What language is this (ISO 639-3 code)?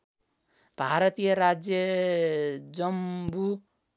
nep